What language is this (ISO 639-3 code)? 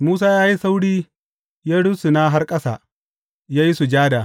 hau